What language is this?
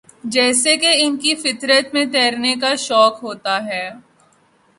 Urdu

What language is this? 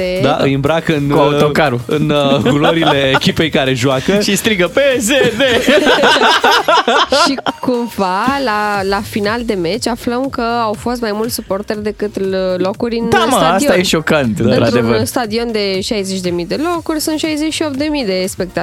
Romanian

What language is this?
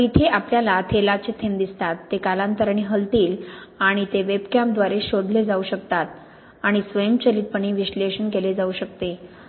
Marathi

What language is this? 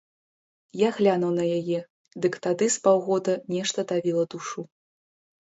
Belarusian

